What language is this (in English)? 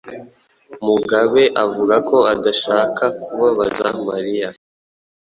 Kinyarwanda